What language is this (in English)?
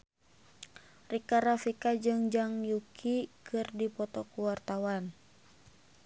Sundanese